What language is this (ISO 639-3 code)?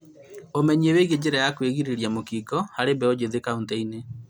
kik